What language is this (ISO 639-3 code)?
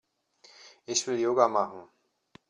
deu